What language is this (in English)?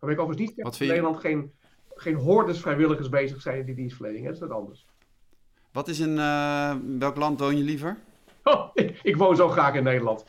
Dutch